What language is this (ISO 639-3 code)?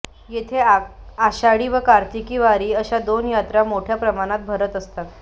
mar